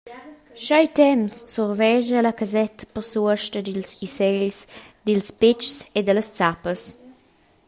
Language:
Romansh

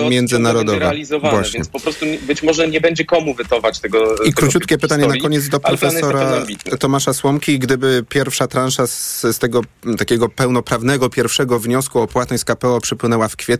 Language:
Polish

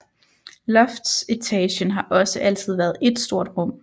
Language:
Danish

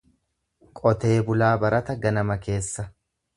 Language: Oromo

